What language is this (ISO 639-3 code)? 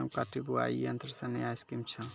mai